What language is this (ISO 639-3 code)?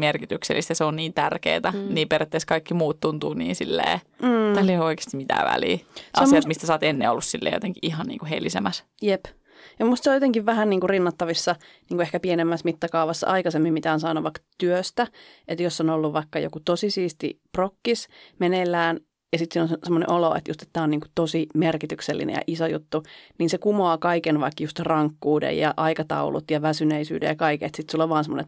fin